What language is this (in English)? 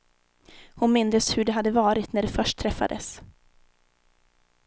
Swedish